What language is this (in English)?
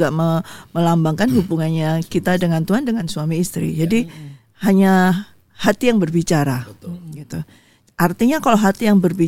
Indonesian